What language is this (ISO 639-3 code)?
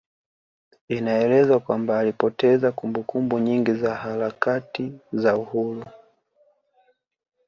swa